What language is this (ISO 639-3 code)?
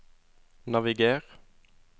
nor